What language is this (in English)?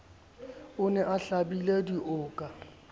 Southern Sotho